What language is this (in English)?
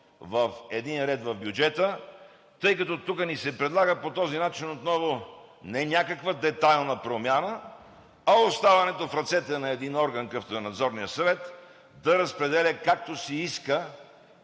Bulgarian